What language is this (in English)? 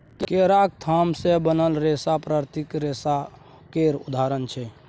Maithili